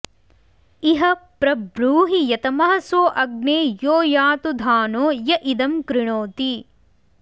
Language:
Sanskrit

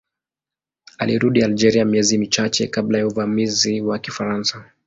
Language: Swahili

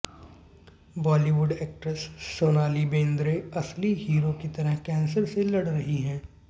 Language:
Hindi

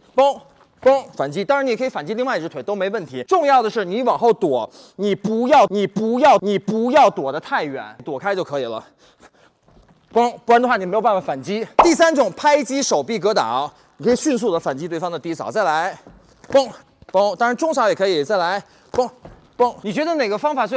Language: Chinese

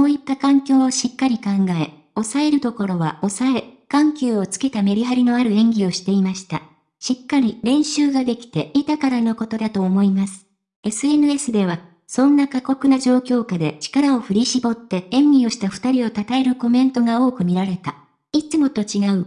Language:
Japanese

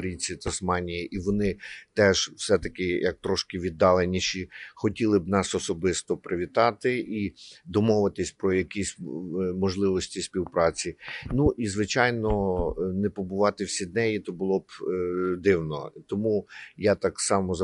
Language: Ukrainian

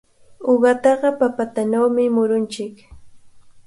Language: Cajatambo North Lima Quechua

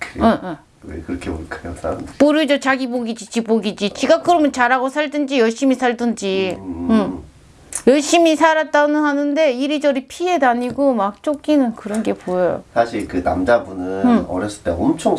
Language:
Korean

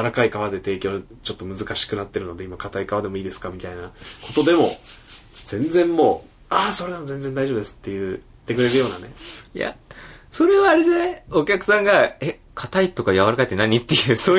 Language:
Japanese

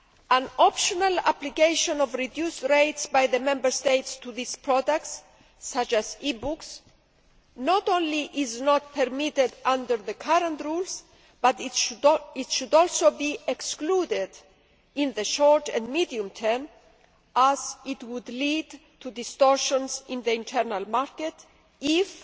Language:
English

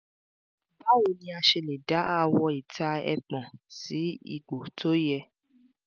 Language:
Yoruba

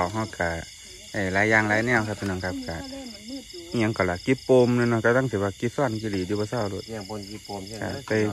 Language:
Thai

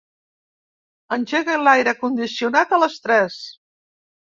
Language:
Catalan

